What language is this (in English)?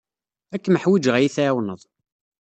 Kabyle